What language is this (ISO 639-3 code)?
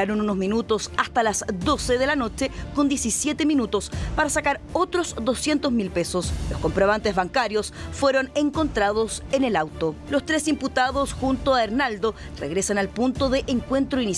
spa